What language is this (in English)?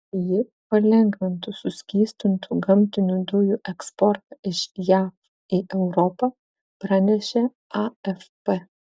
Lithuanian